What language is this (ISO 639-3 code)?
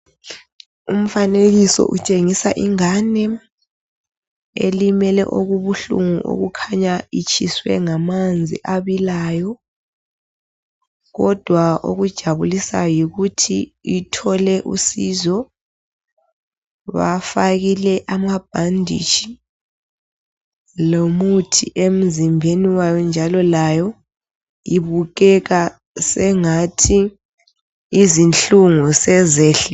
nde